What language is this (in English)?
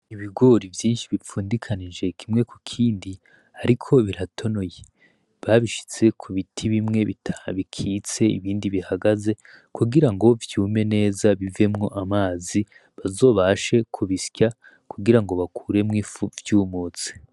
Rundi